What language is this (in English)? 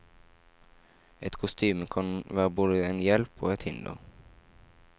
Norwegian